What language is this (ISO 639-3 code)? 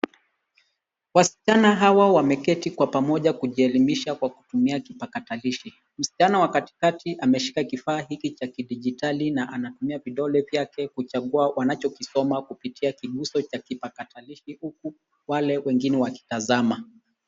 swa